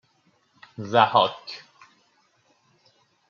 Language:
Persian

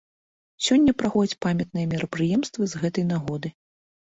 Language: Belarusian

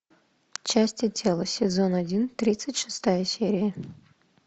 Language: Russian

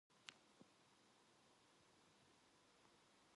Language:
Korean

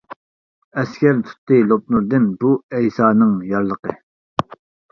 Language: Uyghur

